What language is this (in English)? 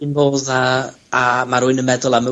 Welsh